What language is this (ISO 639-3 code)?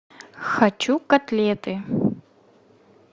rus